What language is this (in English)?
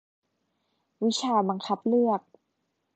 Thai